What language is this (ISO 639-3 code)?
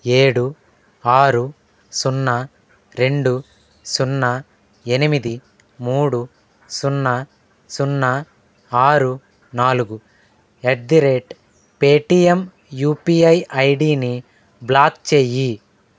tel